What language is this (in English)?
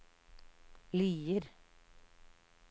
Norwegian